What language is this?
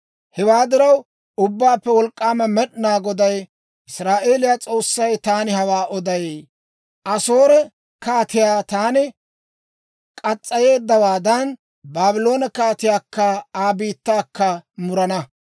Dawro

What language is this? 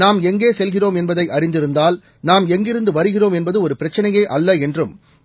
Tamil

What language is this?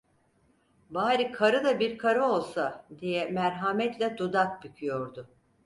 Turkish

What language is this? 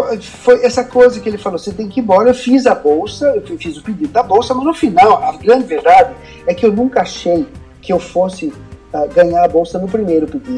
Portuguese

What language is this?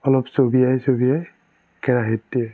Assamese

